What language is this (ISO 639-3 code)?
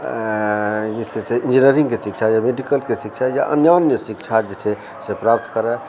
mai